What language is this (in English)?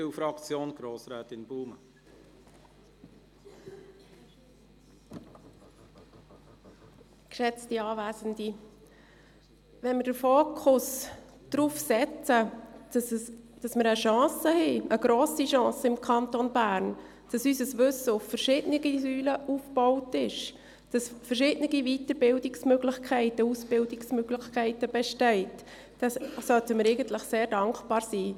Swiss German